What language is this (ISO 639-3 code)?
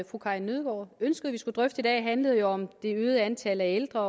dan